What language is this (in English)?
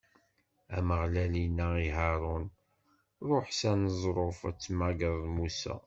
Kabyle